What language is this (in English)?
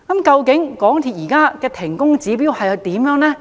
Cantonese